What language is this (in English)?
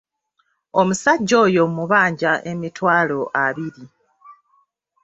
Ganda